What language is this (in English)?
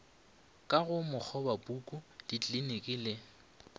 Northern Sotho